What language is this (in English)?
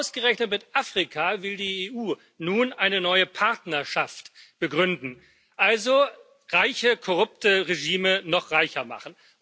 German